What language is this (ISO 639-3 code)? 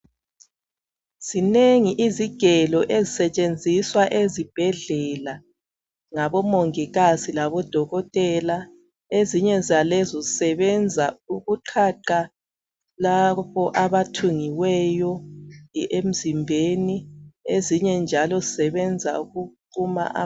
nde